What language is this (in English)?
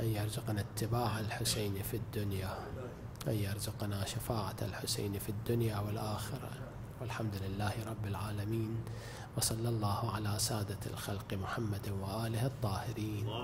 Arabic